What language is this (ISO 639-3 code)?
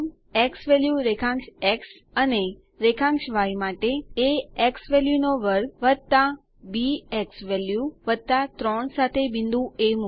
guj